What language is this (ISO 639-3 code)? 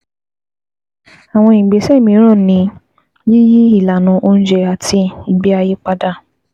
yor